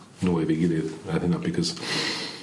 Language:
Welsh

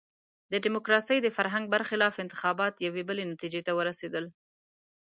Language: Pashto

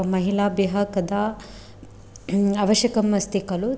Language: Sanskrit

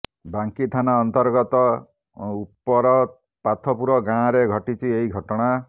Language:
Odia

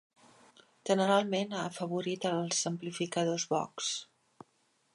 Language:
Catalan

